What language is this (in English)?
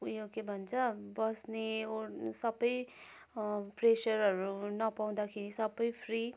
Nepali